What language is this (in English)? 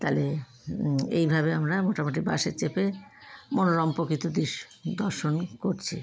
Bangla